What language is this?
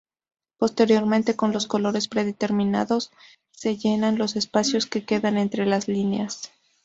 Spanish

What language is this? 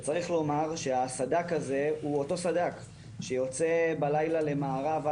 Hebrew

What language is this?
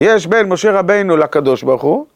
Hebrew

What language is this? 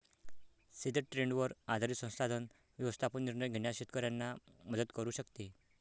Marathi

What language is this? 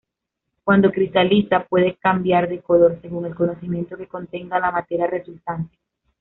Spanish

